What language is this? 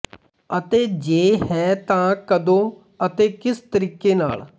Punjabi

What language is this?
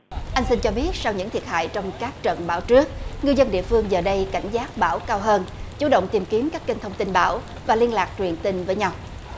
Vietnamese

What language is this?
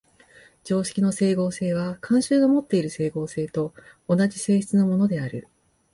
Japanese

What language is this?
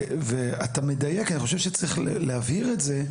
Hebrew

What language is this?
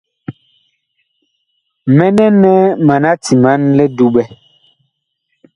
Bakoko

